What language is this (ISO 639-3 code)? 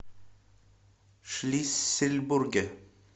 rus